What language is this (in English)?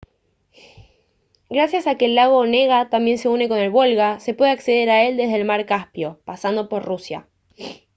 Spanish